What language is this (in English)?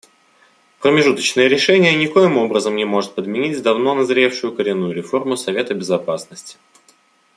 Russian